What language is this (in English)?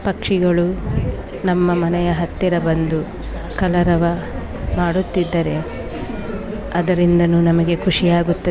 Kannada